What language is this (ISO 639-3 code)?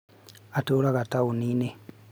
kik